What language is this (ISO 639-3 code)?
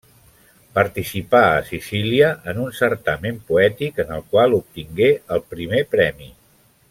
cat